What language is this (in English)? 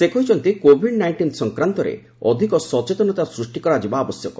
Odia